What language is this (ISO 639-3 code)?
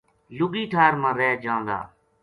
gju